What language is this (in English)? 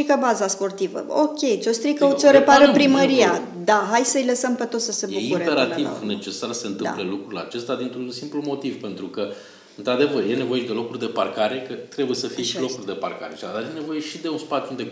Romanian